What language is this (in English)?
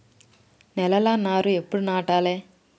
Telugu